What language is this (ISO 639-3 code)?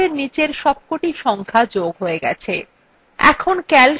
ben